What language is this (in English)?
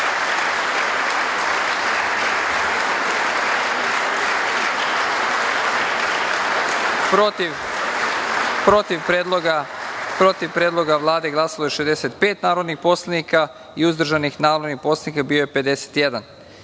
Serbian